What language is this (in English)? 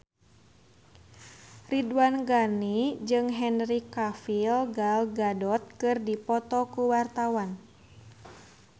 Sundanese